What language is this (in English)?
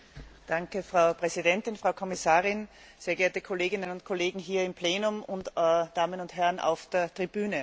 German